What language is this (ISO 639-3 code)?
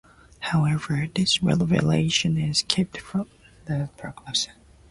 eng